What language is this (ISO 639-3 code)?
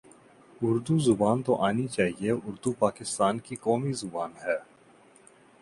urd